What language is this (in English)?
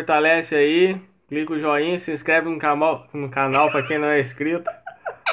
Portuguese